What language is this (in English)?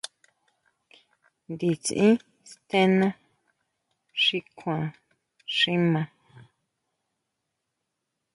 Huautla Mazatec